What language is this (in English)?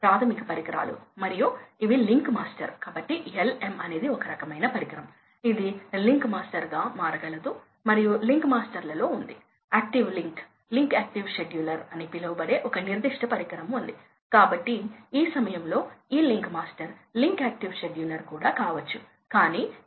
Telugu